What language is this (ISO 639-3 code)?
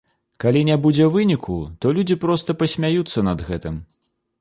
bel